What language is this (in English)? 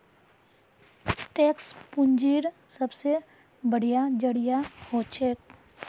Magahi